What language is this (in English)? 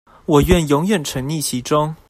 Chinese